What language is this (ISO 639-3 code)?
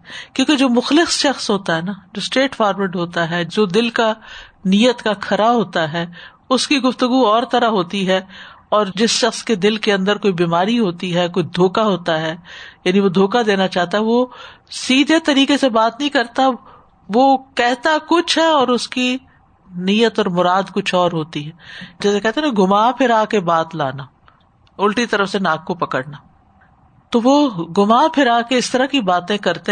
urd